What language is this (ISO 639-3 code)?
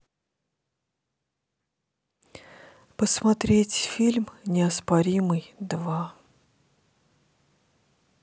rus